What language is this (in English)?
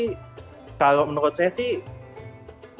Indonesian